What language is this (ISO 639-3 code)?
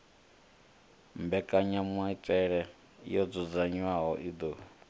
ven